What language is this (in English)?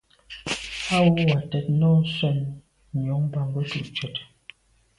Medumba